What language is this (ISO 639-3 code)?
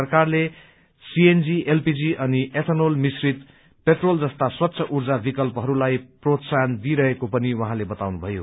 nep